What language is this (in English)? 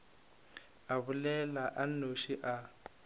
Northern Sotho